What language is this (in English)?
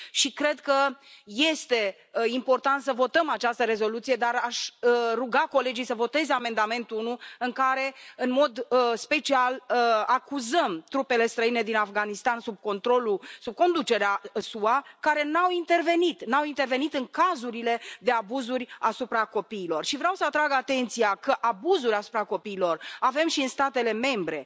Romanian